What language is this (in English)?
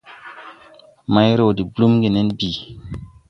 Tupuri